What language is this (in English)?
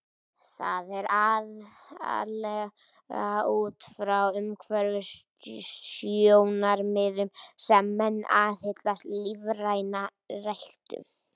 Icelandic